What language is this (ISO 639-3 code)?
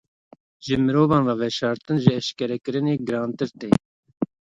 kur